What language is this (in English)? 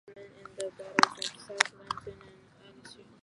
Japanese